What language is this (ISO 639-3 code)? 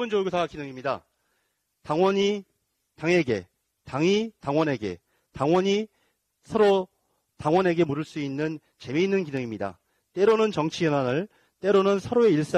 kor